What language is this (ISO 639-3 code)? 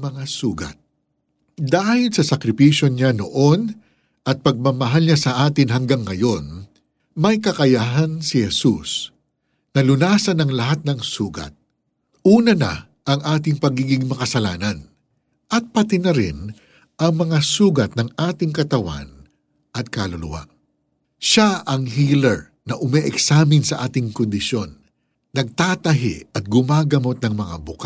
fil